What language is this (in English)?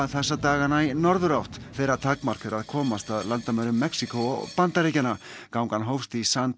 Icelandic